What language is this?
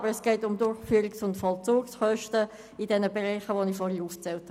Swiss German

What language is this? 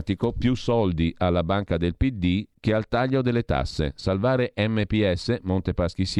Italian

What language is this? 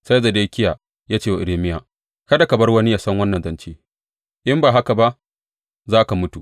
Hausa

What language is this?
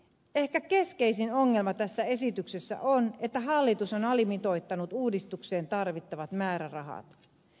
Finnish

